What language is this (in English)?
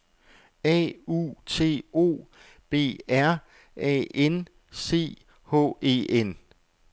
Danish